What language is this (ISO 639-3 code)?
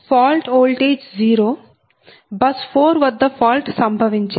tel